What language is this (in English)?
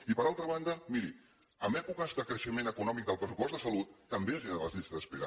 Catalan